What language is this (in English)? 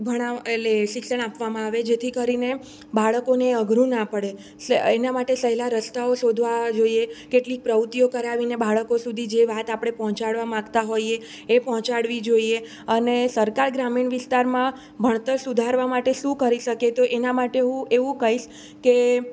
Gujarati